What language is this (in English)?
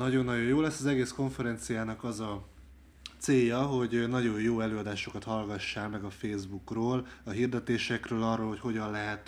Hungarian